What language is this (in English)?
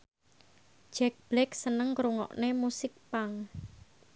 Javanese